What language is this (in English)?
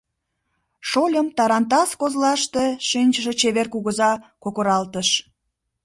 Mari